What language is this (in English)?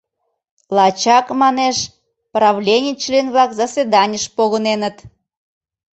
Mari